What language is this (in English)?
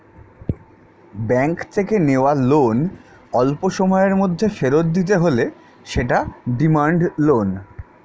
Bangla